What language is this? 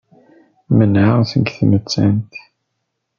Kabyle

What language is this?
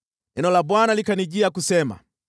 Swahili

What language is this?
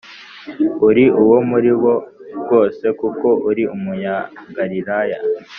Kinyarwanda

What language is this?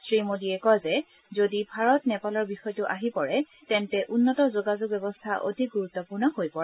Assamese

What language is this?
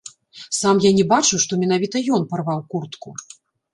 Belarusian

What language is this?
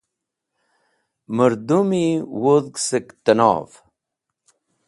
Wakhi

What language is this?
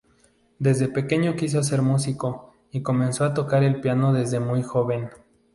Spanish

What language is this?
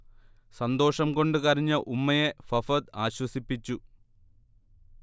Malayalam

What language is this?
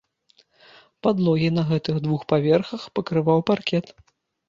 Belarusian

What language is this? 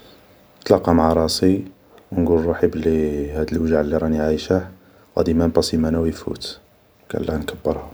Algerian Arabic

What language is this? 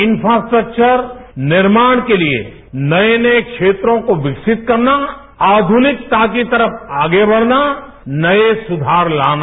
Hindi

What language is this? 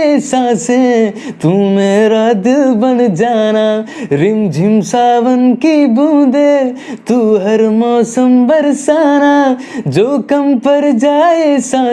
Hindi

